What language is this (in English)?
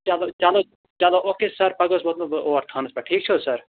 Kashmiri